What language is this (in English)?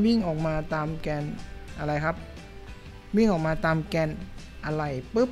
Thai